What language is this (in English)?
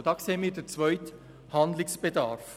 Swiss German